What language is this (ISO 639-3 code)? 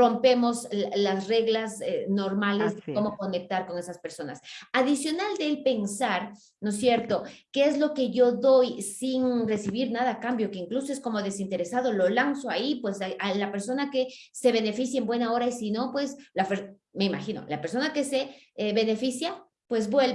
spa